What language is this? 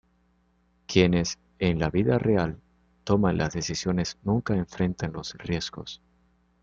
Spanish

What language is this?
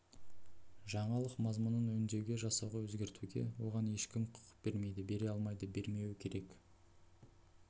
Kazakh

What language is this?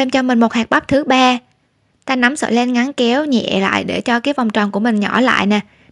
Vietnamese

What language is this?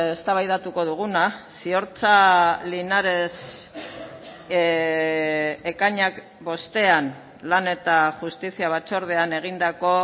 Basque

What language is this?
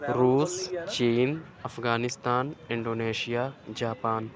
Urdu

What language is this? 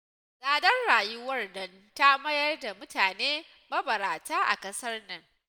Hausa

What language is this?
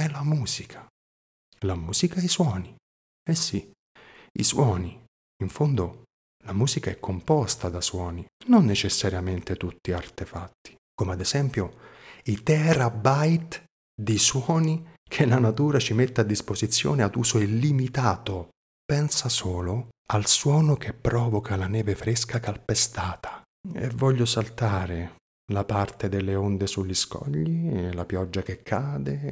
Italian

